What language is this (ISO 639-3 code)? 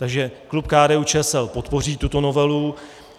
ces